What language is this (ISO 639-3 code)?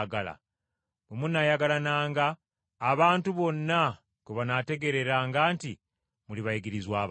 lug